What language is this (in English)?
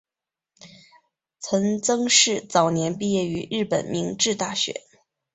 Chinese